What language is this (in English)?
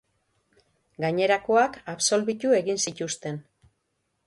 Basque